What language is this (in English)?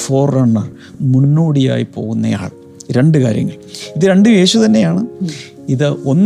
Malayalam